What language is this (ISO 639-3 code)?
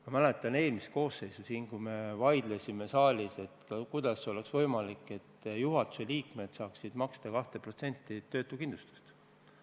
est